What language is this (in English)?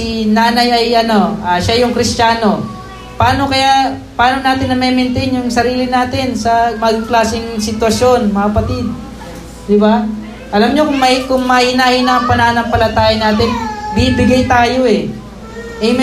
Filipino